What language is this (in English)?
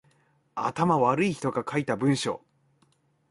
Japanese